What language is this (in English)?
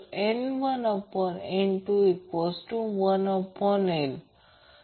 Marathi